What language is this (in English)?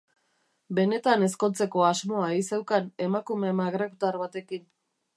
Basque